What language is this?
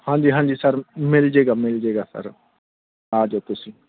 Punjabi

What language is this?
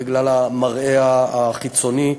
Hebrew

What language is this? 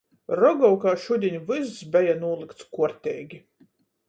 Latgalian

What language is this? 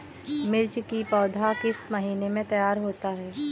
Hindi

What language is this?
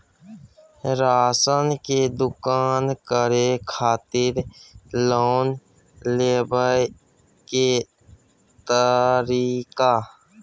Maithili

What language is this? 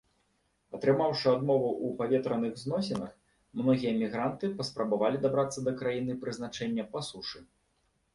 Belarusian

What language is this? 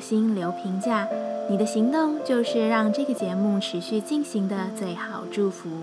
Chinese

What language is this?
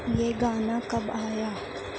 Urdu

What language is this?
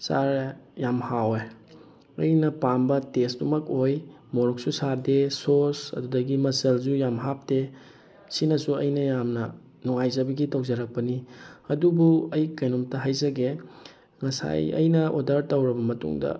Manipuri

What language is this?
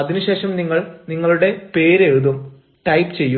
Malayalam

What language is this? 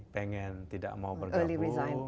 Indonesian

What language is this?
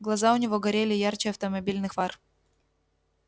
Russian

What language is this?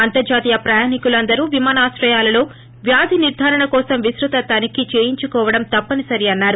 Telugu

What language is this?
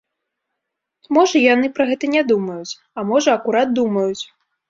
Belarusian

